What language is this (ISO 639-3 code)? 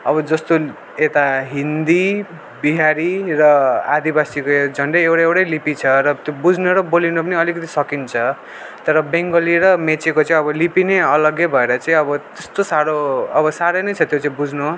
nep